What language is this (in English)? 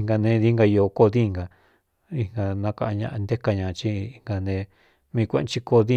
Cuyamecalco Mixtec